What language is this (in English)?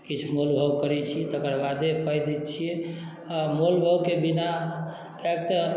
Maithili